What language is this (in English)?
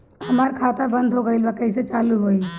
Bhojpuri